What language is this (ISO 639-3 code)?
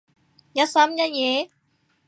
yue